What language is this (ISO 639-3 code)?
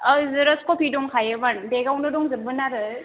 brx